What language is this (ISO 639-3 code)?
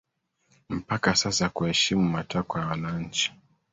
swa